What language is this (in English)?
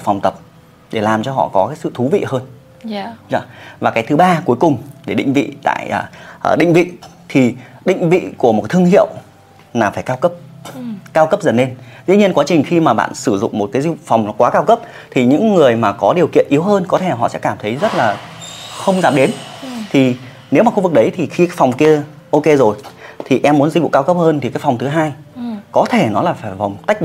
Vietnamese